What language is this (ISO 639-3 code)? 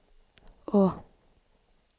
nor